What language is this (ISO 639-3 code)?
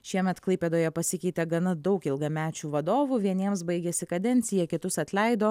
lit